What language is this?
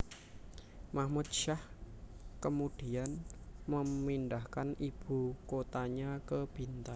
Javanese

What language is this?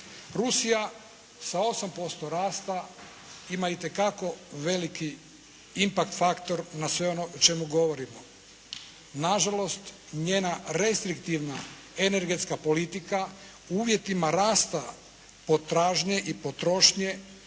Croatian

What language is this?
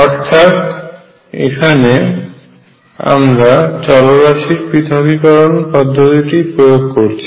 Bangla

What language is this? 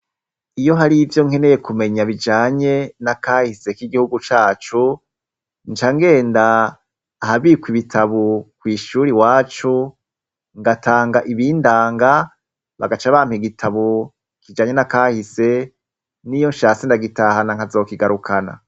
Rundi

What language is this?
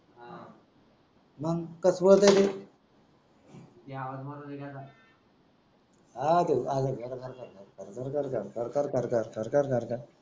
Marathi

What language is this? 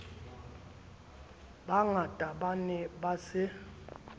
Southern Sotho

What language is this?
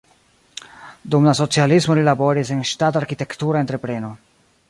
Esperanto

